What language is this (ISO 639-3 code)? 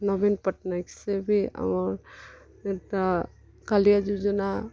ori